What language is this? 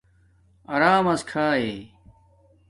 Domaaki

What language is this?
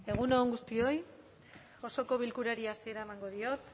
Basque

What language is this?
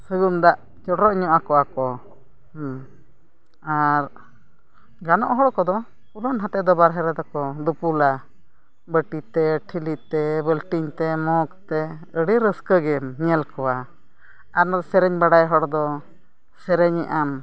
Santali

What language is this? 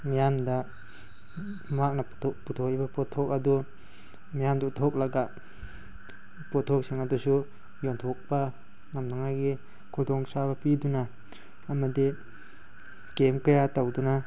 Manipuri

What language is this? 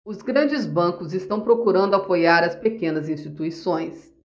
Portuguese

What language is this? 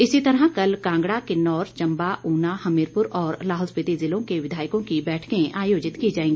Hindi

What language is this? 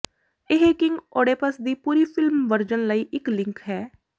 Punjabi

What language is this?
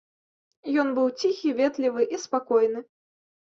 Belarusian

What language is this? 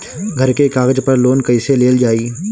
Bhojpuri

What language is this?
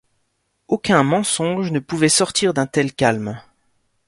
French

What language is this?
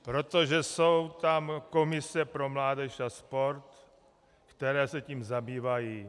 Czech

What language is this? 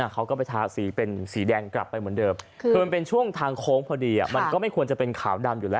Thai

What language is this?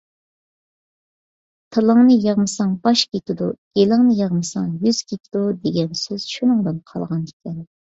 Uyghur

